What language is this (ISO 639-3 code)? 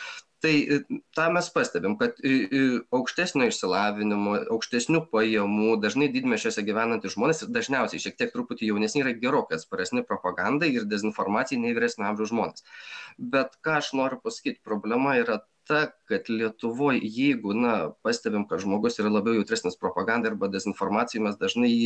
lit